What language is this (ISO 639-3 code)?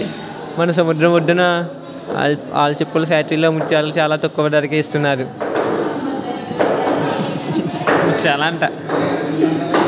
tel